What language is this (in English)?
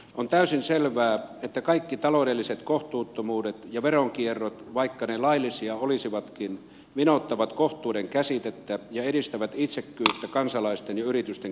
Finnish